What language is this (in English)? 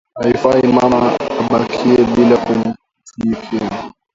Swahili